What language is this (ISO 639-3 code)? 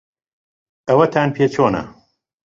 ckb